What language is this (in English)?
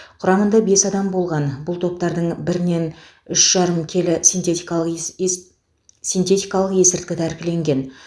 Kazakh